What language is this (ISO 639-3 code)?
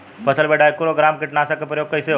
bho